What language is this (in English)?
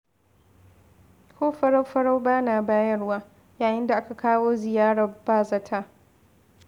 Hausa